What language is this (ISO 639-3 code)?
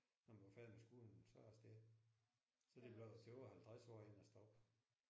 dan